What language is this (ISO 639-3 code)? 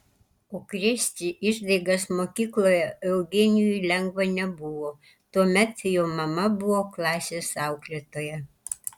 lit